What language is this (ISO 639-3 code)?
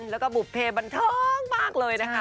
tha